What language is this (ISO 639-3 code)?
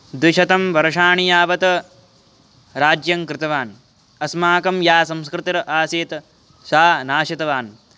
san